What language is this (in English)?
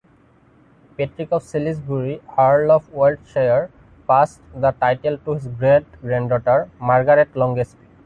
English